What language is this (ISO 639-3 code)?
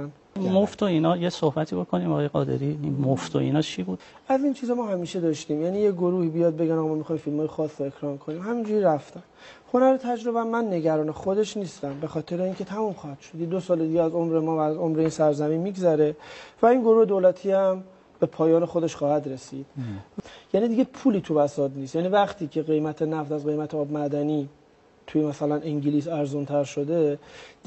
fas